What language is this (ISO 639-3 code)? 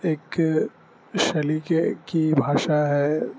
urd